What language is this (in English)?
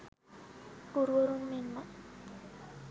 Sinhala